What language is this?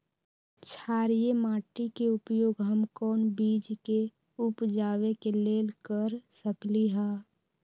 Magahi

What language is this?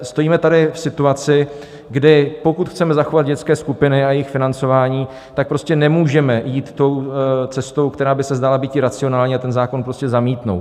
Czech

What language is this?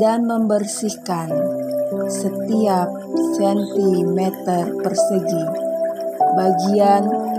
Indonesian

